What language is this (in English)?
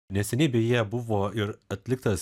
Lithuanian